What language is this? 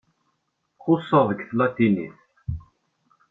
Kabyle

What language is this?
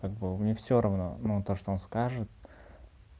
Russian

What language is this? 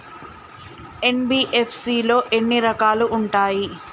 Telugu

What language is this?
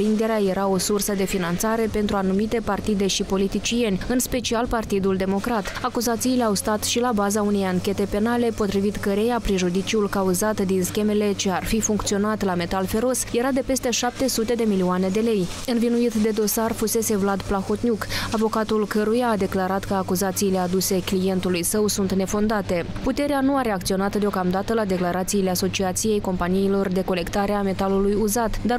Romanian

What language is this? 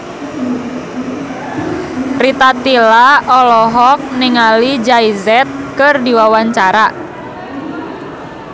Sundanese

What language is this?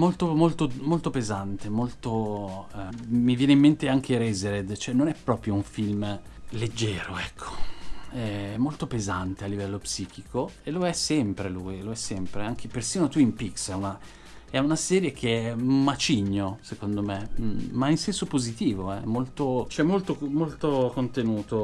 Italian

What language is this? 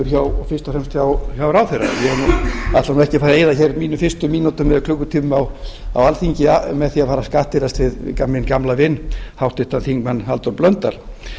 Icelandic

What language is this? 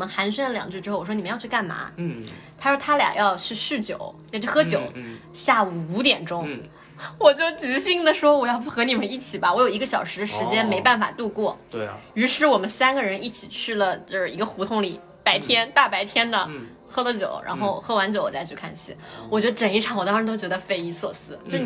Chinese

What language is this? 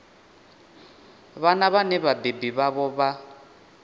Venda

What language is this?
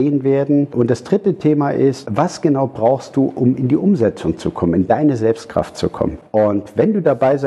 German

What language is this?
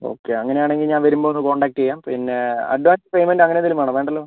Malayalam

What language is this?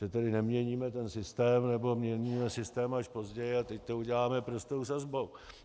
Czech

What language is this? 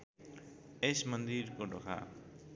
Nepali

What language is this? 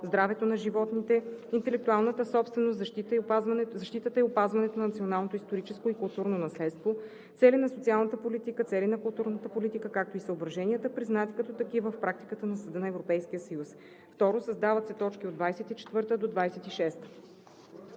Bulgarian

